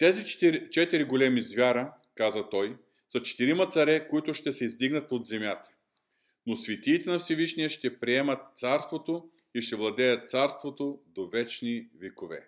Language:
Bulgarian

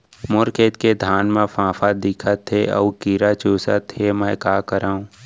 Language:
Chhattisgarhi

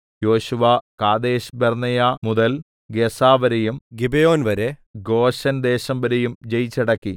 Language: Malayalam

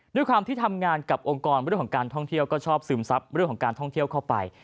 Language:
Thai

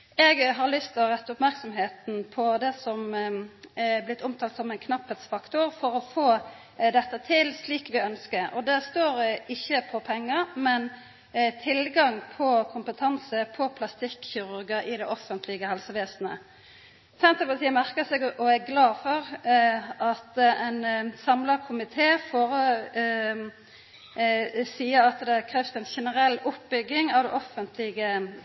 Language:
Norwegian Nynorsk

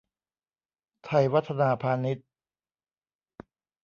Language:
Thai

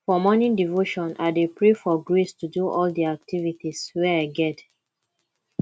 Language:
Nigerian Pidgin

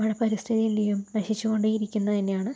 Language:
Malayalam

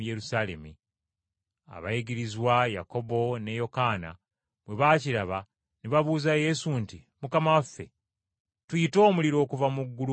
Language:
Ganda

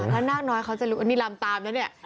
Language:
Thai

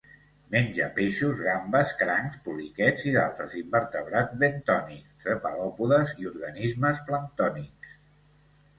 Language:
Catalan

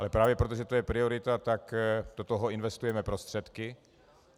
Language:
Czech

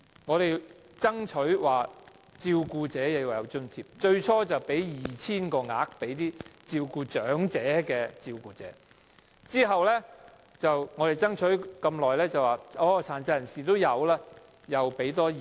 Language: Cantonese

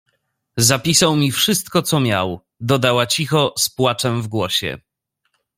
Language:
Polish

